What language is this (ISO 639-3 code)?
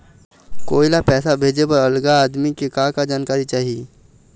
hne